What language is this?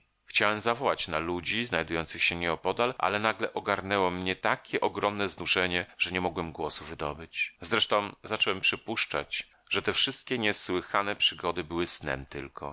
Polish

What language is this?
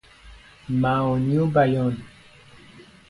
Persian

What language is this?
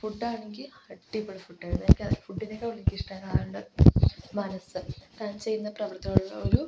Malayalam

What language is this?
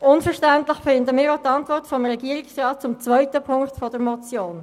Swiss German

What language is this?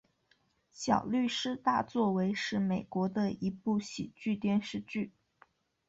Chinese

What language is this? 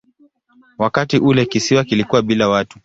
Swahili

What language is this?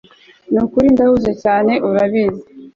Kinyarwanda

